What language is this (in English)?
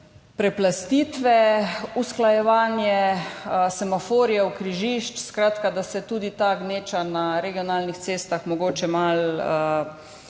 Slovenian